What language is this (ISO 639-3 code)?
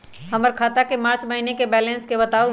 mag